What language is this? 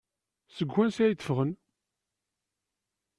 Kabyle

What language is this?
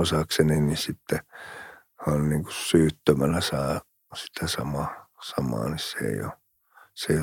Finnish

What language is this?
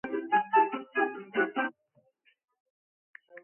Georgian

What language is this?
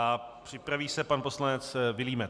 Czech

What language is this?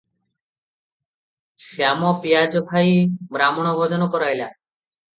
Odia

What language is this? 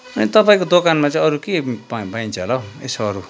Nepali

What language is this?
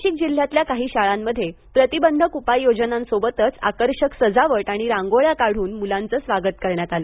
Marathi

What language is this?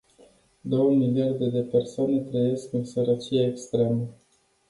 Romanian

